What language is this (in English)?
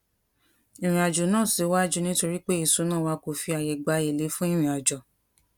Yoruba